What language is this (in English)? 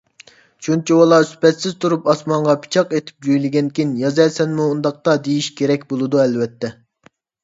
Uyghur